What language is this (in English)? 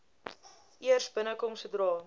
Afrikaans